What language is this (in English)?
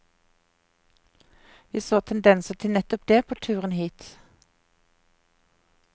Norwegian